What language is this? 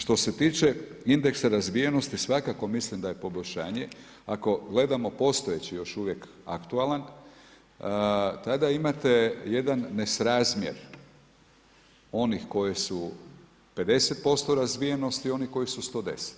Croatian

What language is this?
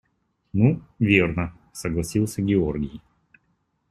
Russian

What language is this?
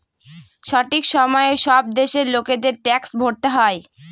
Bangla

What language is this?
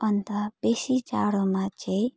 Nepali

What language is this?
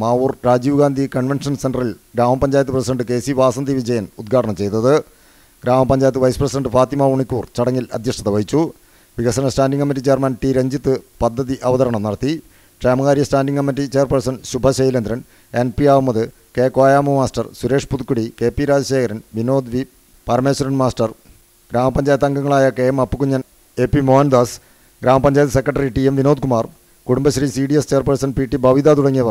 Malayalam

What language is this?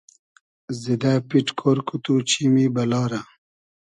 Hazaragi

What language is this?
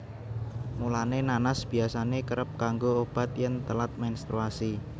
Javanese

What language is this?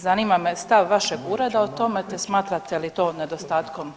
Croatian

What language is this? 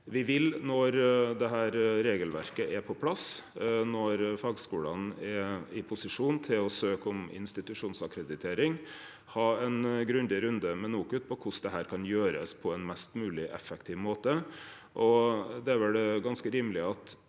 Norwegian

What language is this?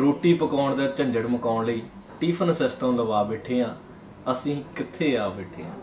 Hindi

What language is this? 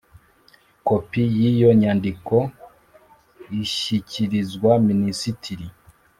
Kinyarwanda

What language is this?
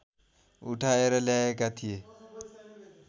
Nepali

